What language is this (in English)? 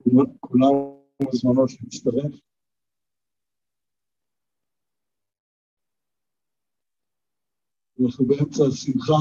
Hebrew